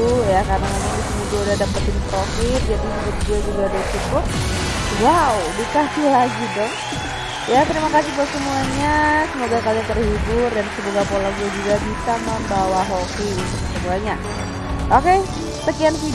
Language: Indonesian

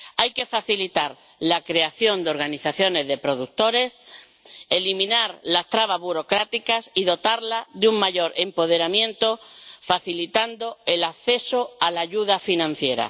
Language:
Spanish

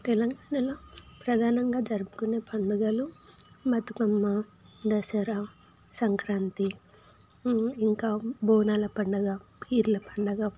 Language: Telugu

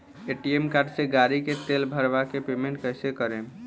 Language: Bhojpuri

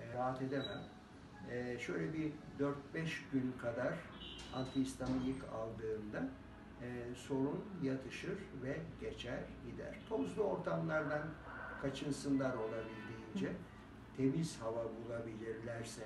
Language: Turkish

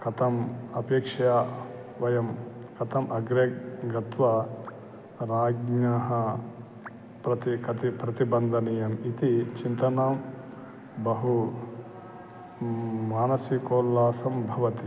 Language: Sanskrit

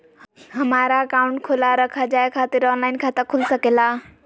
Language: Magahi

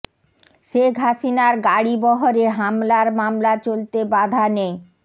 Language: Bangla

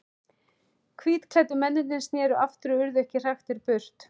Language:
Icelandic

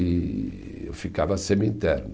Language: Portuguese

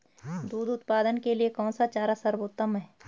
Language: Hindi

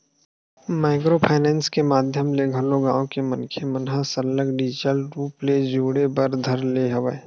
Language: Chhattisgarhi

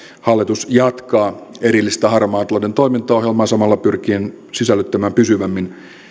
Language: Finnish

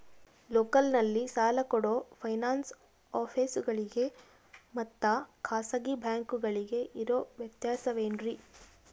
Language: Kannada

